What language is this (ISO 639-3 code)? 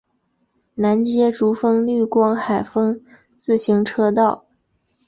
zho